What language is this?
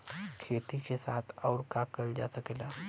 Bhojpuri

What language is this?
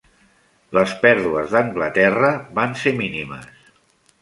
Catalan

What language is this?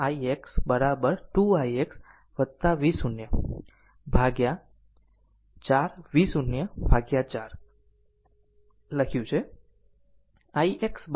Gujarati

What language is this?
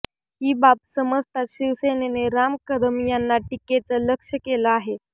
Marathi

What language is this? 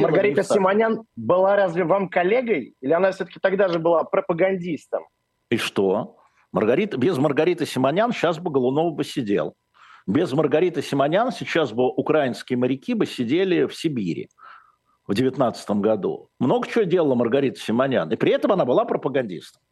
Russian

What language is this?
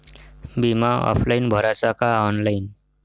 Marathi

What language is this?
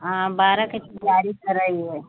Hindi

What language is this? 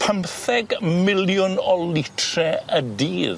Welsh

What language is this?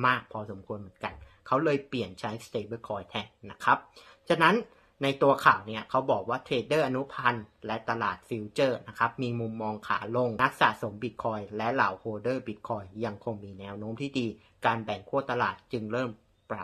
Thai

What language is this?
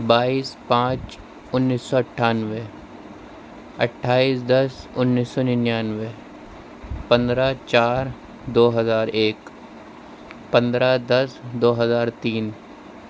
Urdu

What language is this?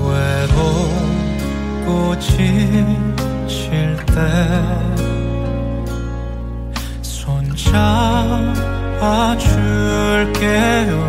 Korean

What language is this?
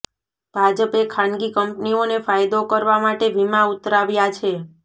Gujarati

